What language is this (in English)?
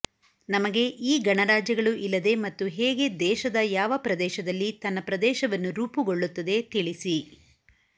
Kannada